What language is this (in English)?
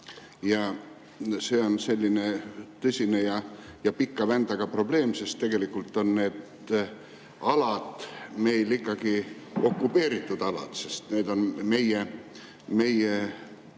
Estonian